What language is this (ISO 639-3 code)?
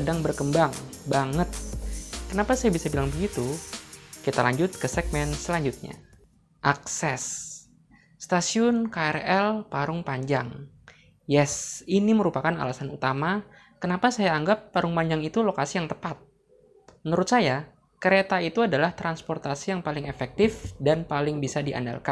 ind